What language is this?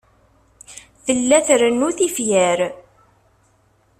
Kabyle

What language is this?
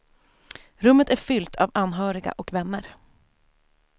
Swedish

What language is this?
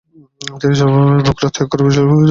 Bangla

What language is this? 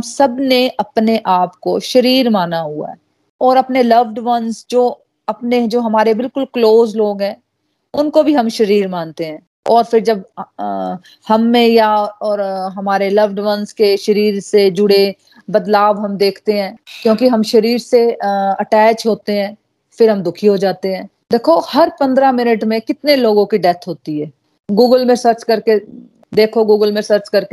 Hindi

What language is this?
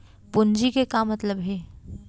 Chhattisgarhi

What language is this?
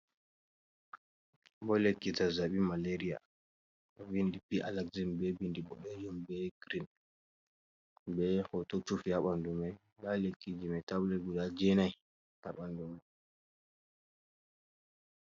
Fula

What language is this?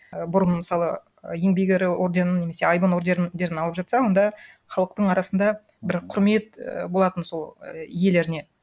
Kazakh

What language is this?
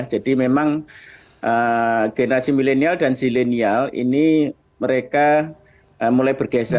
Indonesian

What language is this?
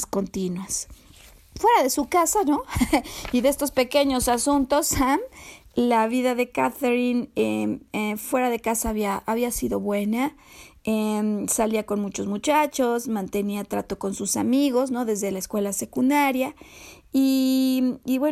Spanish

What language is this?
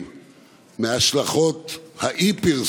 Hebrew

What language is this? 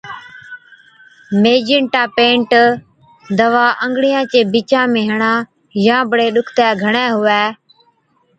Od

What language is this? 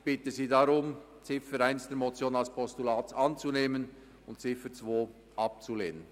Swiss German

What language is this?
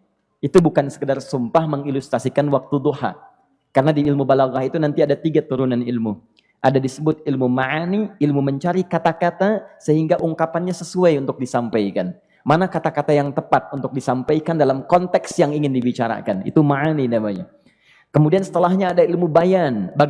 Indonesian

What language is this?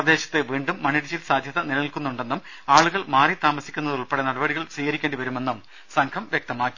Malayalam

